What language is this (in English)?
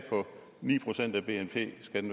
Danish